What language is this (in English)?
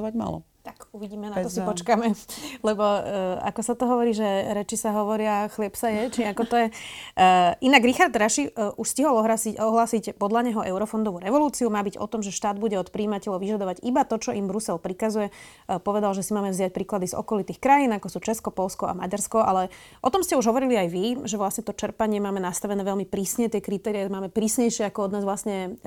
Slovak